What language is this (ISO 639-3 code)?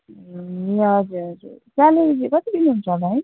nep